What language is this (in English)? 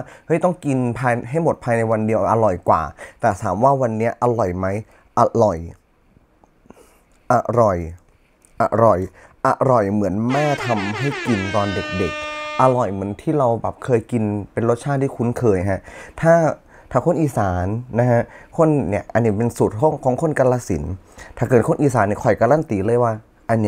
Thai